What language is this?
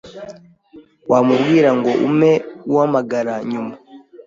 Kinyarwanda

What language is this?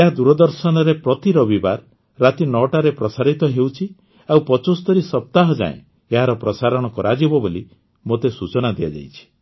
Odia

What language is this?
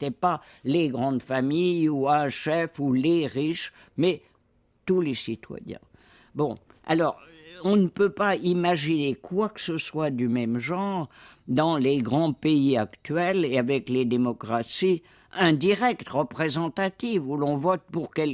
French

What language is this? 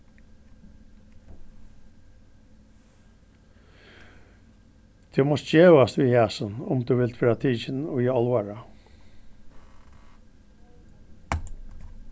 Faroese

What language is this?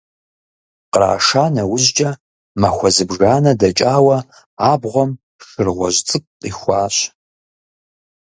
Kabardian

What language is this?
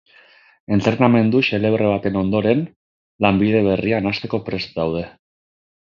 Basque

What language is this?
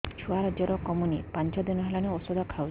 Odia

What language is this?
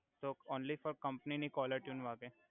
Gujarati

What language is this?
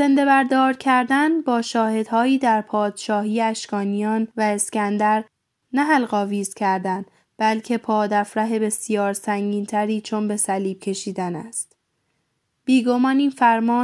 Persian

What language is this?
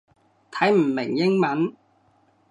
Cantonese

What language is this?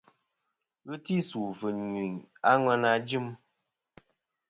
Kom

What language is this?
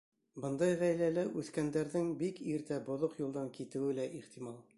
Bashkir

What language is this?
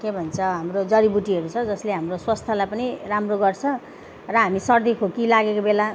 Nepali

